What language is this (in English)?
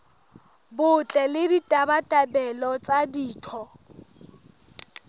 Southern Sotho